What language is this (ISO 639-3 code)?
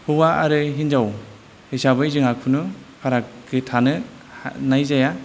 brx